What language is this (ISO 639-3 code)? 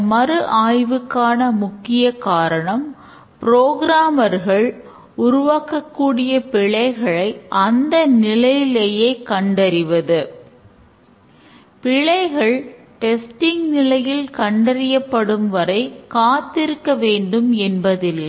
tam